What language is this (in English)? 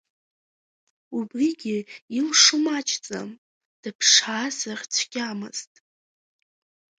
Abkhazian